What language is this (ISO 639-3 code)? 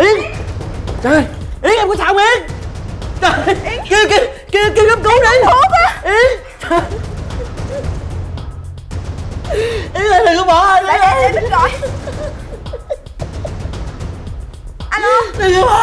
vie